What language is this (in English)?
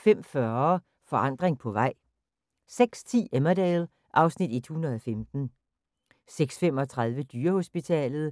Danish